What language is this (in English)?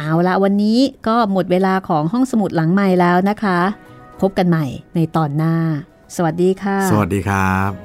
Thai